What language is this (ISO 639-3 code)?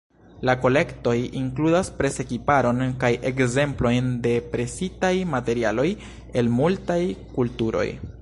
epo